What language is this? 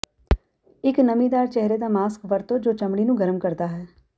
Punjabi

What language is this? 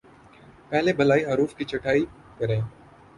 Urdu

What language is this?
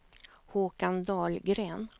Swedish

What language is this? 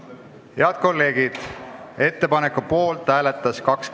Estonian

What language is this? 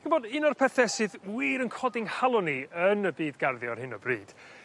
Welsh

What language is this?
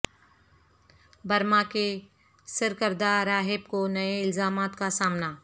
Urdu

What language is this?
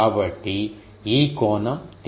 Telugu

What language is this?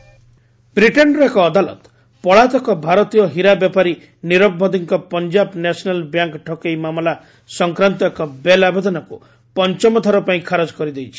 Odia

